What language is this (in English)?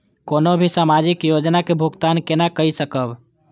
Maithili